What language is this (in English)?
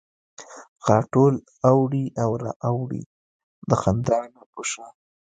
Pashto